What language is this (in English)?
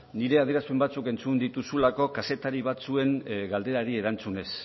Basque